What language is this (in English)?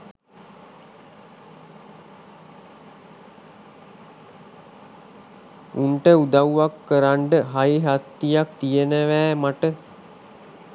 Sinhala